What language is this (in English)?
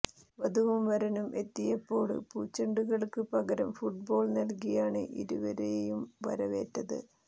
Malayalam